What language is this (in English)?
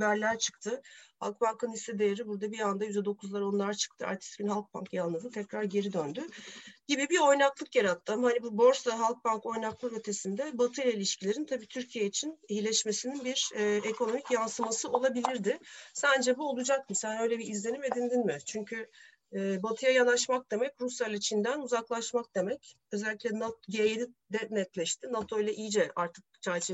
Turkish